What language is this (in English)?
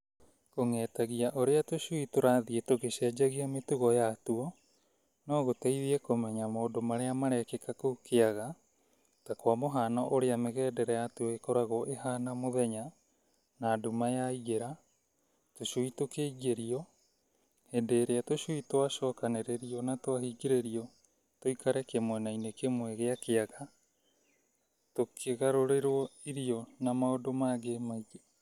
Kikuyu